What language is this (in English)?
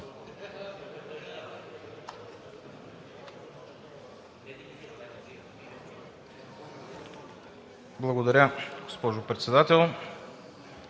Bulgarian